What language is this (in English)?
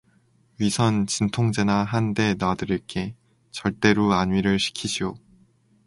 Korean